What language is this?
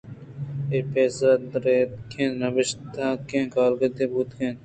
Eastern Balochi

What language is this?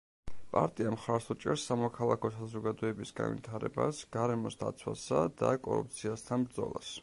Georgian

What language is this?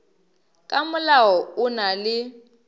Northern Sotho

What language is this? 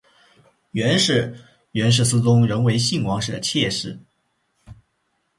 Chinese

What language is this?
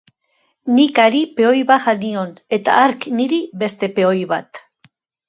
Basque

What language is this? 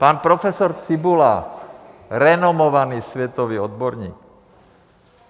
Czech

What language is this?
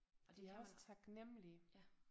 Danish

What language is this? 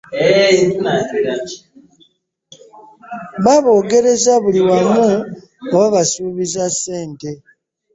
Ganda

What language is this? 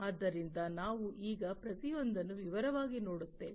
Kannada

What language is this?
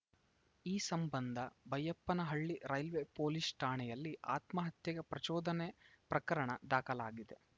Kannada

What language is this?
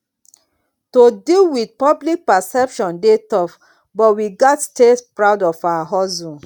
Nigerian Pidgin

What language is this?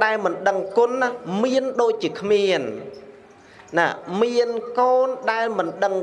Vietnamese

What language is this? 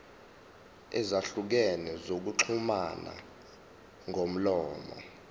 Zulu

